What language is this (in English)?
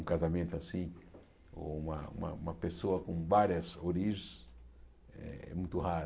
Portuguese